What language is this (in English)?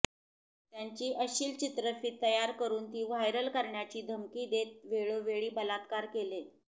Marathi